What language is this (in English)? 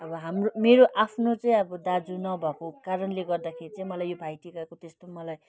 Nepali